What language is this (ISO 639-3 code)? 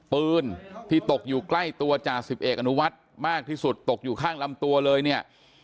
tha